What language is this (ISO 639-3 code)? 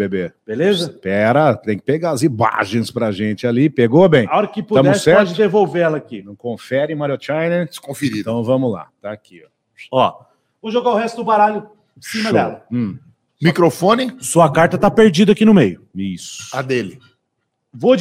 por